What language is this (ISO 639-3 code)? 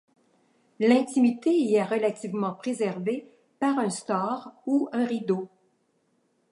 fra